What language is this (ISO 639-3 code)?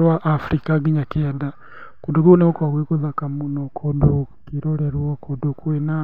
kik